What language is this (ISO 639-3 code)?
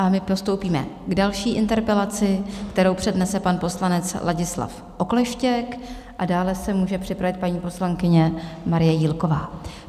ces